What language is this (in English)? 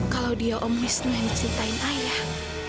Indonesian